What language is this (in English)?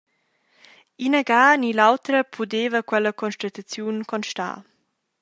Romansh